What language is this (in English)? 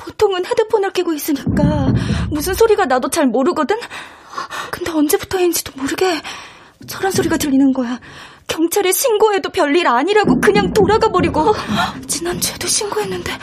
Korean